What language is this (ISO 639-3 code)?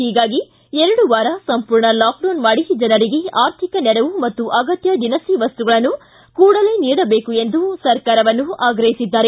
kan